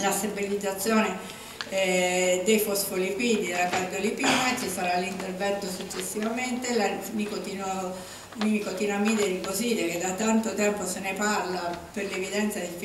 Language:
Italian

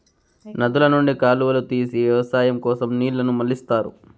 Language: Telugu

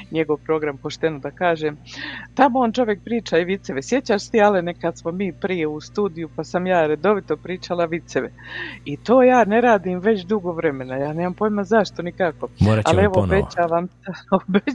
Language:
Croatian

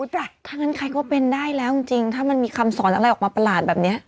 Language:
Thai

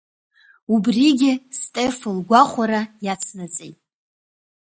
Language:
Abkhazian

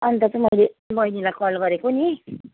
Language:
Nepali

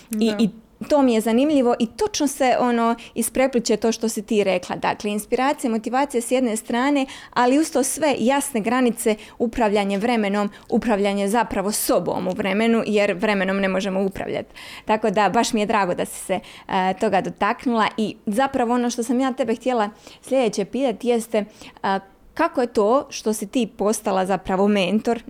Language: Croatian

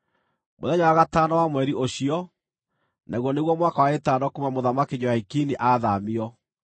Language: Kikuyu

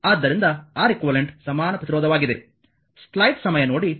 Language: Kannada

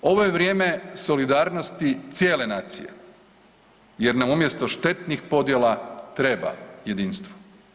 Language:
Croatian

